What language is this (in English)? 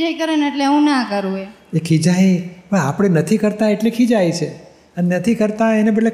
Gujarati